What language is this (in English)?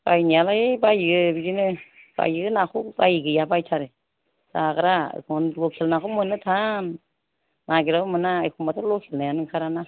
Bodo